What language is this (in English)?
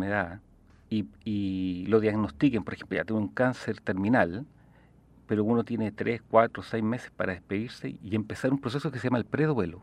Spanish